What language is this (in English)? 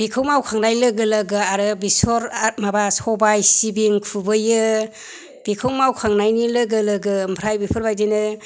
Bodo